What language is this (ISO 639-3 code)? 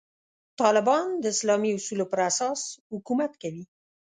pus